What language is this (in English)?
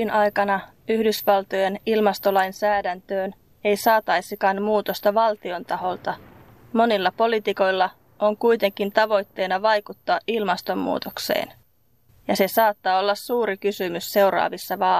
Finnish